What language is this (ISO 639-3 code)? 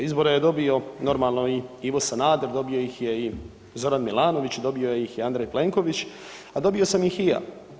hrv